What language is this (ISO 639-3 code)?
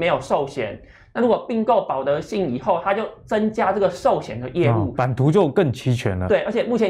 zho